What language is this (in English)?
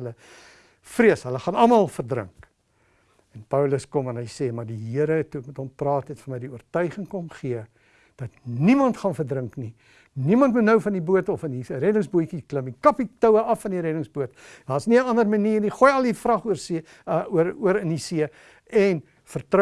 Dutch